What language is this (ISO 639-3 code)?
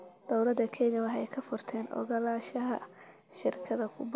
som